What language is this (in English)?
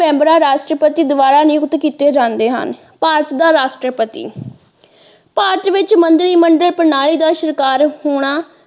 Punjabi